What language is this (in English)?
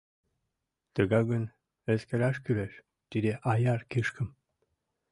Mari